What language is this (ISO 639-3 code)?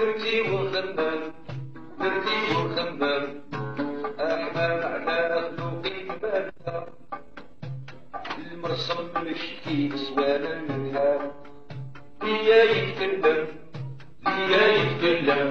ara